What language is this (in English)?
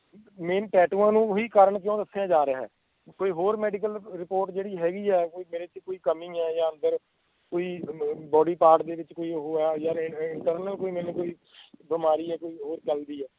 Punjabi